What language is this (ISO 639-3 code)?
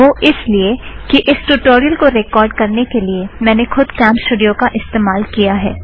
hin